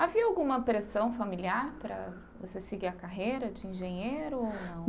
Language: Portuguese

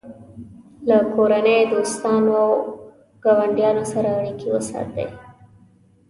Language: Pashto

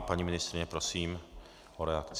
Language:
Czech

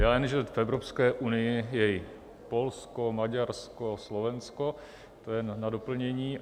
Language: Czech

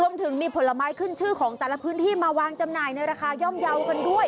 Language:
Thai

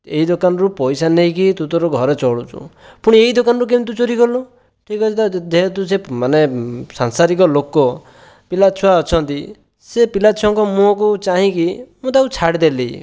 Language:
Odia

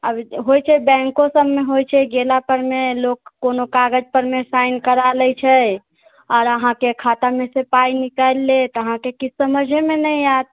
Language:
Maithili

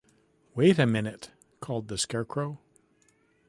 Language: English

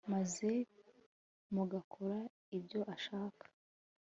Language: Kinyarwanda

